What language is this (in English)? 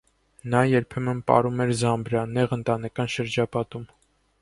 Armenian